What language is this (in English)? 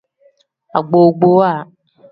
Tem